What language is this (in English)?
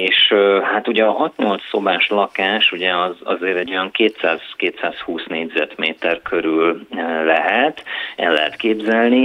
Hungarian